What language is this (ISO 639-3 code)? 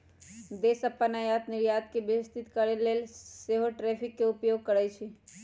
mag